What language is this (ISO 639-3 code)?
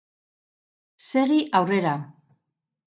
eus